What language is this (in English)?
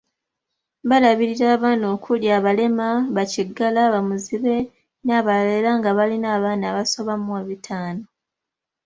Ganda